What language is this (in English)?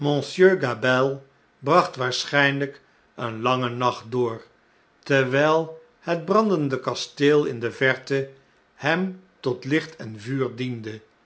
Dutch